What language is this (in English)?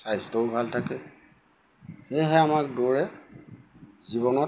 Assamese